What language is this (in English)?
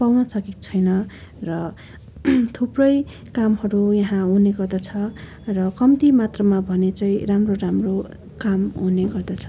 Nepali